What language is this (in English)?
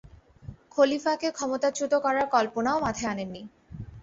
Bangla